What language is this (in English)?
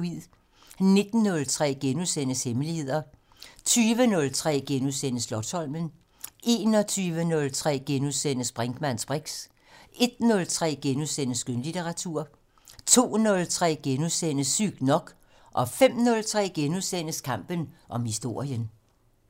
Danish